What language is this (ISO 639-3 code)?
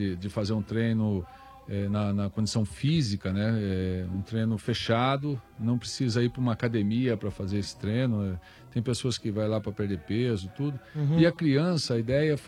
por